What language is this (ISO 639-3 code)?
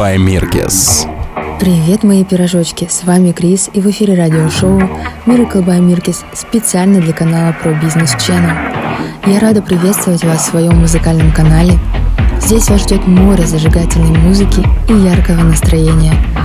rus